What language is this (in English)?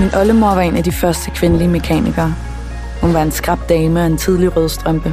Danish